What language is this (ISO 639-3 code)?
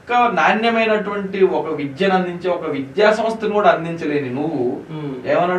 tel